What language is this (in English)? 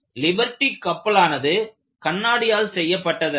Tamil